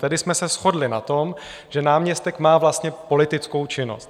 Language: Czech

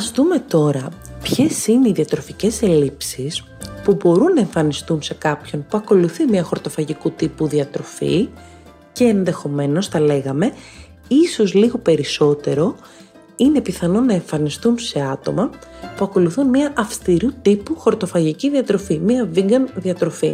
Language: Greek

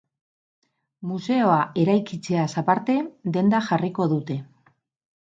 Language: Basque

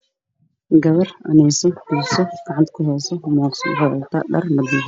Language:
Somali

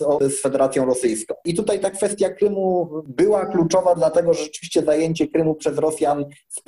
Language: Polish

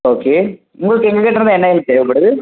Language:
Tamil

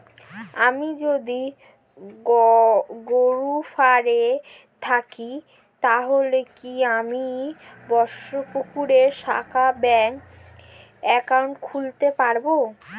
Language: Bangla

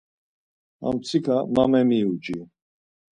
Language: Laz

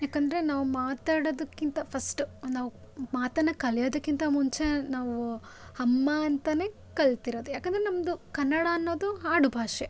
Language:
Kannada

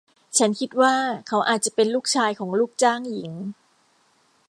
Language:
Thai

